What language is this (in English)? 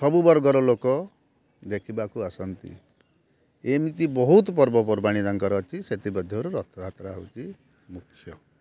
Odia